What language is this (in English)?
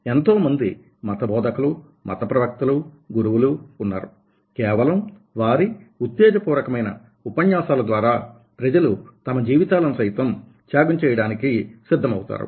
Telugu